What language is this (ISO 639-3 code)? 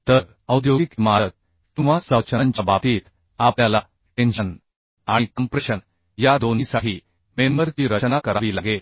mar